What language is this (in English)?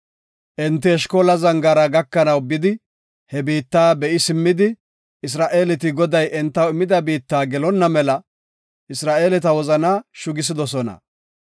Gofa